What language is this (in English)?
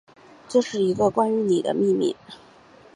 Chinese